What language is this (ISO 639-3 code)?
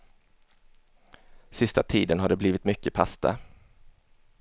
swe